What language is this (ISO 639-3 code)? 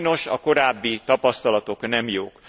hun